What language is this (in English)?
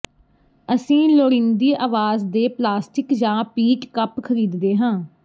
Punjabi